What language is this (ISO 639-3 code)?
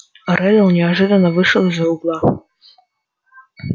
rus